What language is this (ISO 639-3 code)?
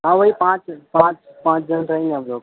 urd